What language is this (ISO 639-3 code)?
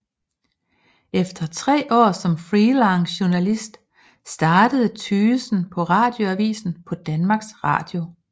dan